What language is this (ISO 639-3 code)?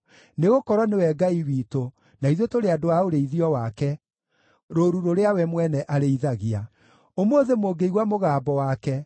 kik